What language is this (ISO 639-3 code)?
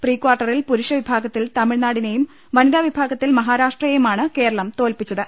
mal